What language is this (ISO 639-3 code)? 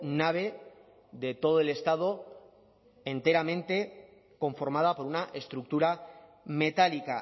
spa